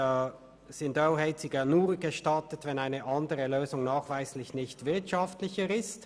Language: Swiss German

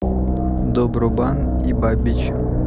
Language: Russian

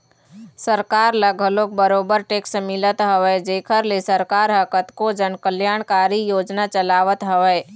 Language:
Chhattisgarhi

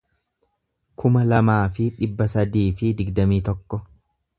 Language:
Oromo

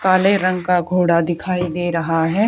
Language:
Hindi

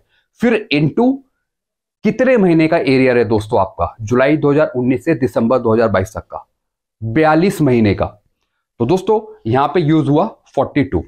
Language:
Hindi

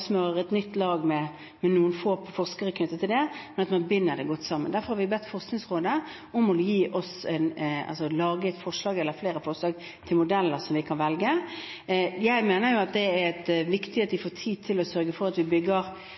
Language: Norwegian Bokmål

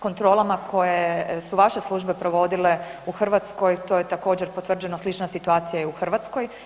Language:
Croatian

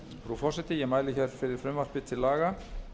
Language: Icelandic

